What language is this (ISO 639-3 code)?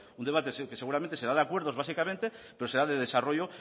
spa